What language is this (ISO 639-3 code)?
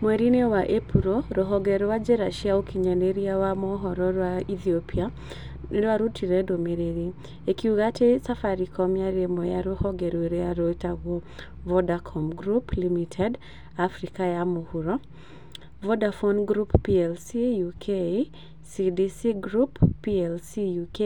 kik